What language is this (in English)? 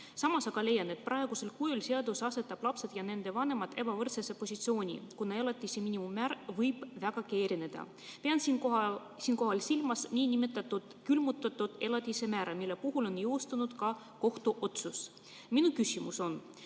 Estonian